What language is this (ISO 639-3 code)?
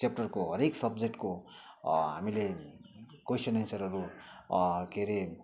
nep